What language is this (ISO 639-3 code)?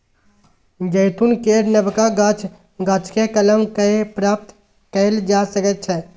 mai